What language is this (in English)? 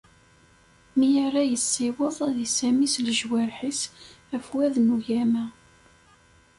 Kabyle